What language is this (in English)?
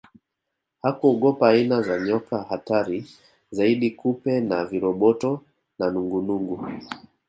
Swahili